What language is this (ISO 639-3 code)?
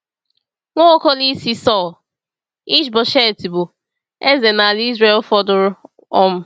ibo